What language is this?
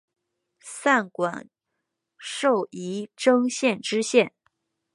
Chinese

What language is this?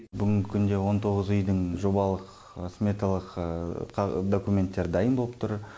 Kazakh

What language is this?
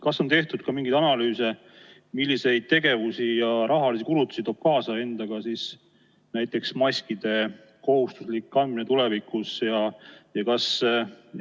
Estonian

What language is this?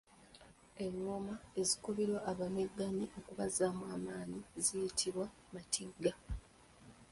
Ganda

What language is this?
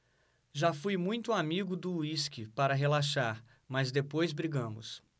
Portuguese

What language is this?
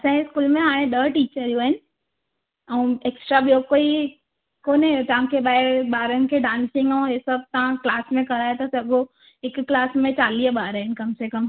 Sindhi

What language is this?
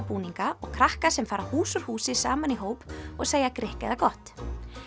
Icelandic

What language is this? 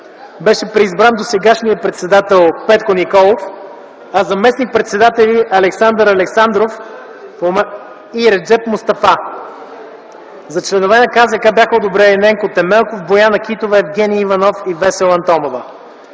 Bulgarian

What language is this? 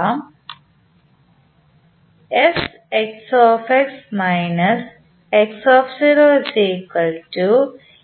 Malayalam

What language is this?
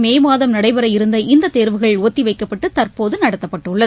Tamil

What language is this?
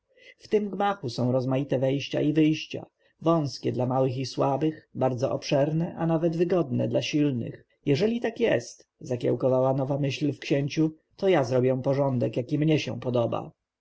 Polish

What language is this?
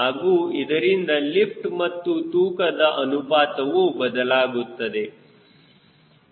Kannada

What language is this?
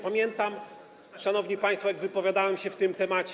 Polish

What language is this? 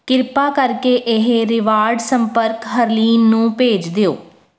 Punjabi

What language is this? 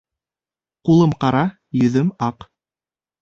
Bashkir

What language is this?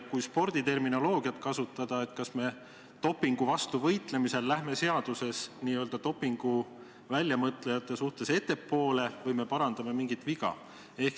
Estonian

